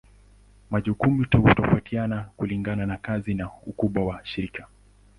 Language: Swahili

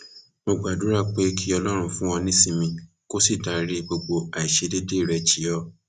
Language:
Yoruba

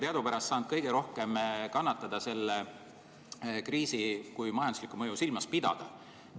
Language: Estonian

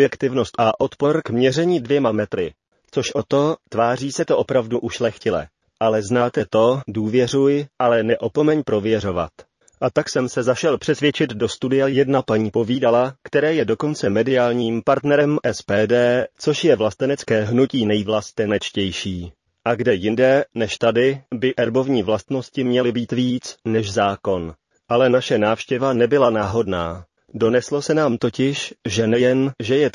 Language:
Czech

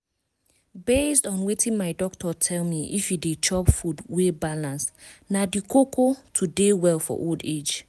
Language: Nigerian Pidgin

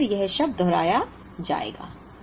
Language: Hindi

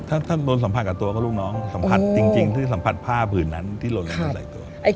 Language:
Thai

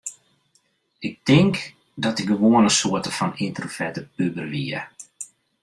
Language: Western Frisian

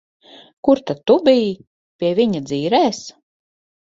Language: Latvian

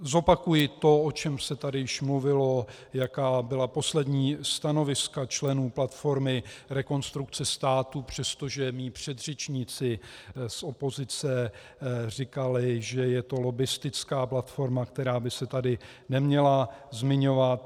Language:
Czech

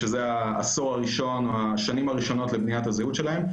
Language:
Hebrew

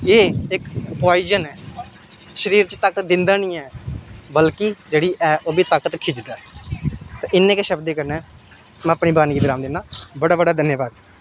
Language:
Dogri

